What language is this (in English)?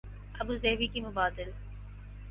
Urdu